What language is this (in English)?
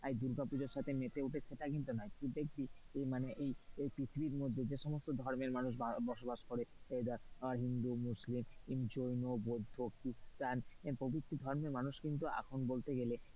Bangla